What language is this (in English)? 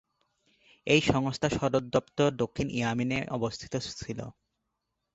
Bangla